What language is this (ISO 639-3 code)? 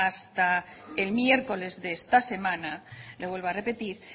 spa